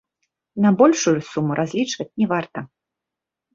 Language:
Belarusian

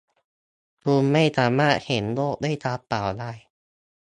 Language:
Thai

